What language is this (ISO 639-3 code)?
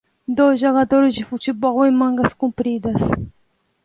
por